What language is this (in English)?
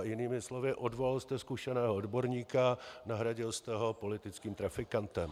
Czech